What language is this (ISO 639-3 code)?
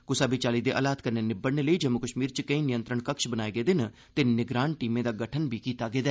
doi